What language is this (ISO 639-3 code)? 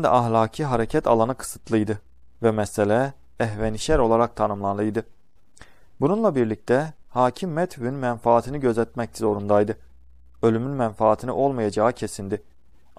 tur